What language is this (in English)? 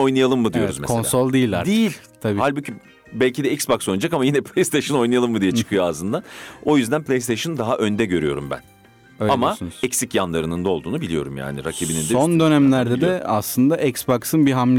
Turkish